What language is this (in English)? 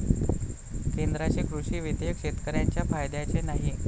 Marathi